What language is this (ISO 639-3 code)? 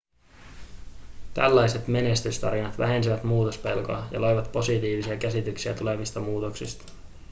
fin